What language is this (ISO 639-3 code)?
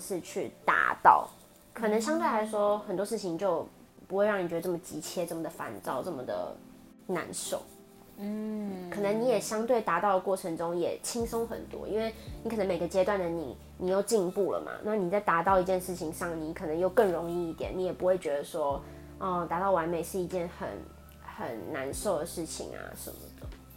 zho